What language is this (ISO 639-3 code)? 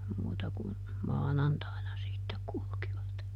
fin